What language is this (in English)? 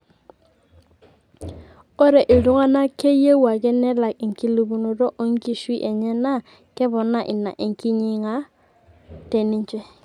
Masai